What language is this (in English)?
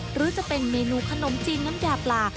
Thai